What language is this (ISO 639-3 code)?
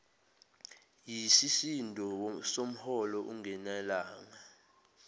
zul